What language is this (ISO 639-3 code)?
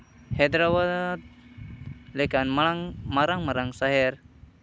sat